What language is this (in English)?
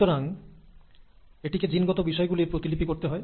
Bangla